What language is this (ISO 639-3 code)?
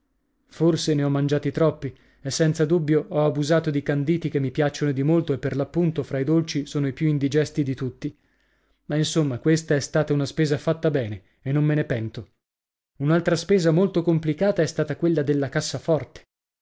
ita